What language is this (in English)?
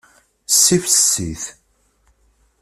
Kabyle